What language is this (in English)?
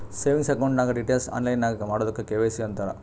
Kannada